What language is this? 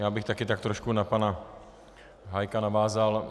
Czech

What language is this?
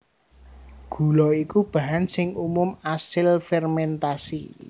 Javanese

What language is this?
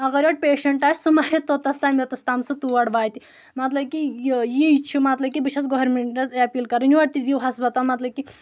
Kashmiri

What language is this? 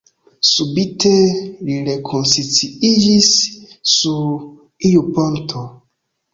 Esperanto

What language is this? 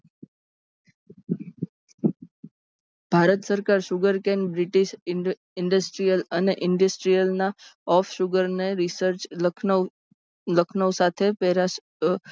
Gujarati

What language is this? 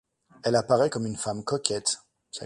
French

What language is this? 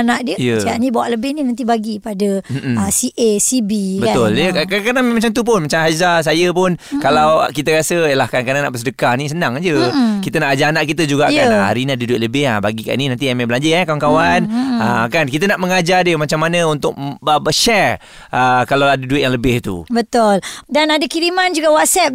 Malay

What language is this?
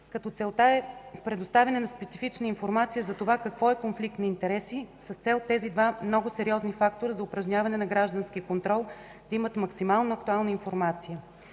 Bulgarian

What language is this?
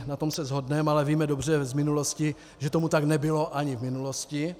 Czech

